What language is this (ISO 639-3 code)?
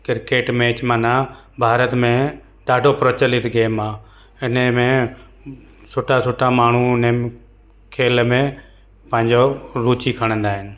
snd